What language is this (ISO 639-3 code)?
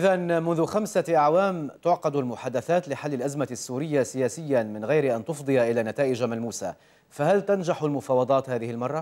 ara